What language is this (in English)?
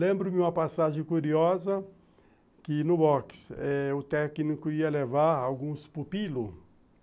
Portuguese